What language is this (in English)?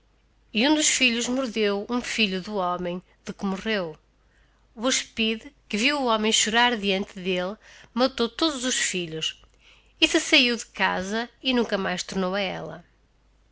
Portuguese